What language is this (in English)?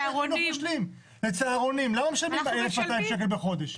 Hebrew